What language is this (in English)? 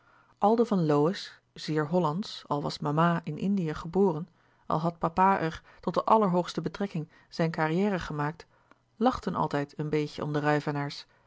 Dutch